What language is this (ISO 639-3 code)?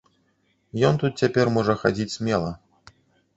bel